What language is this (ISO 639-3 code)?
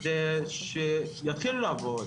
heb